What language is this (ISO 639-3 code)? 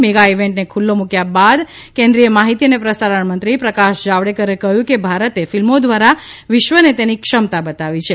guj